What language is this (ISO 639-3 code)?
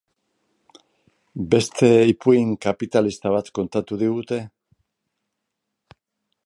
eus